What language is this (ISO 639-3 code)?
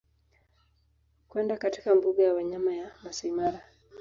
swa